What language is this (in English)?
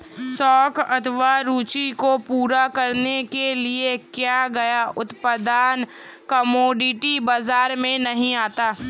Hindi